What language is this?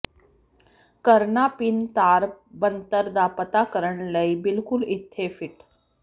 Punjabi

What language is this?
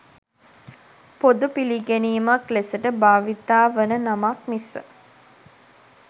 Sinhala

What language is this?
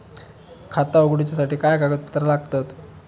Marathi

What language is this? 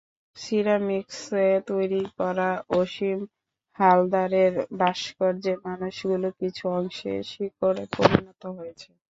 Bangla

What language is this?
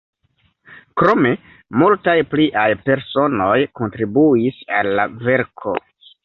Esperanto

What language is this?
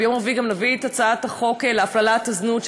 Hebrew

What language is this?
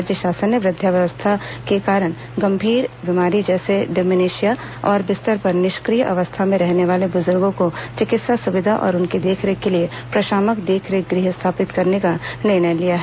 Hindi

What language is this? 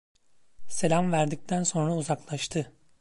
Turkish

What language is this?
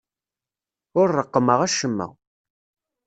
Kabyle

